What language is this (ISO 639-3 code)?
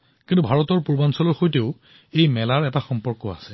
asm